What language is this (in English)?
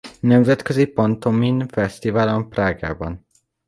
Hungarian